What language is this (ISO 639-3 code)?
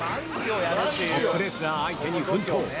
jpn